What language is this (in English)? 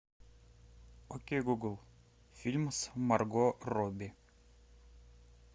Russian